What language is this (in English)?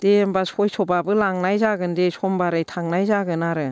Bodo